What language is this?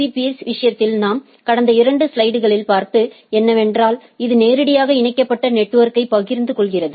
Tamil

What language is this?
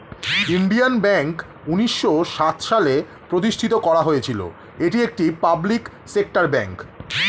Bangla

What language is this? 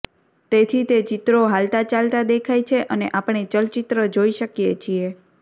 Gujarati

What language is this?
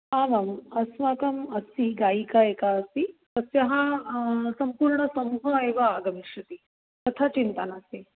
Sanskrit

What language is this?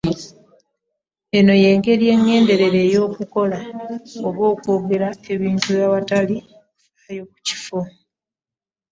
Ganda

